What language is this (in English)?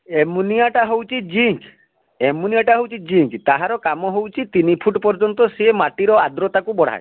Odia